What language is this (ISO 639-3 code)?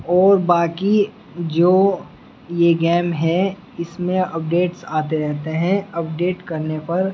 urd